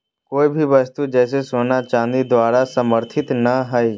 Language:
Magahi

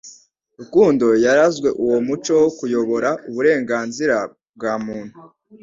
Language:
Kinyarwanda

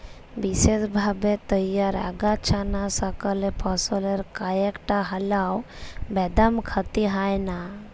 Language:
Bangla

